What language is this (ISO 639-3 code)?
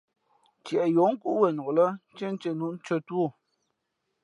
fmp